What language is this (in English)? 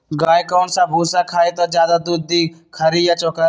Magahi